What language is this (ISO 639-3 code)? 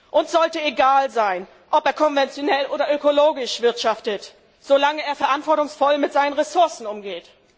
deu